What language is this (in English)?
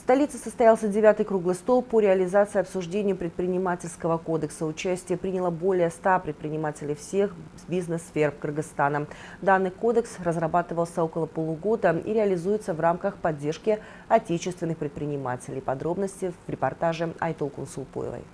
Russian